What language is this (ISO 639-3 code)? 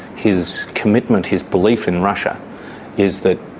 eng